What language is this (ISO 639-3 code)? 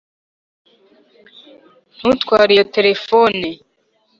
kin